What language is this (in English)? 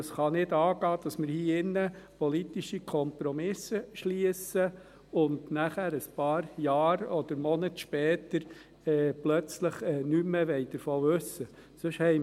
Swiss German